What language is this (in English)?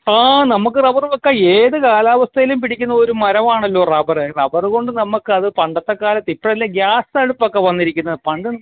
Malayalam